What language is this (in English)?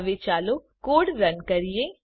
Gujarati